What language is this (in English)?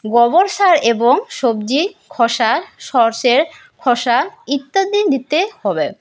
Bangla